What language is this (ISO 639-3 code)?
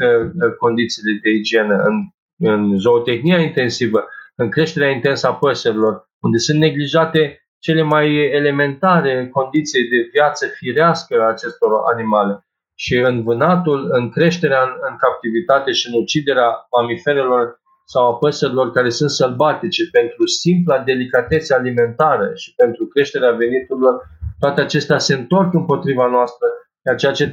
ron